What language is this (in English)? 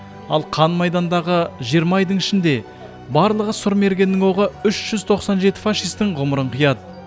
Kazakh